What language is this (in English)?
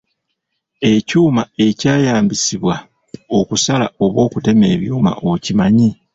Ganda